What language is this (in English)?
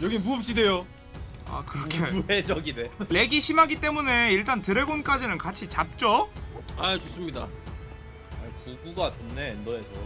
Korean